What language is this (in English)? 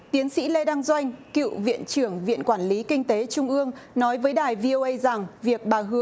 Vietnamese